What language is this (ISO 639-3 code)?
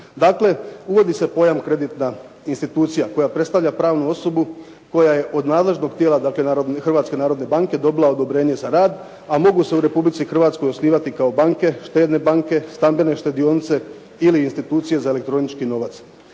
hrv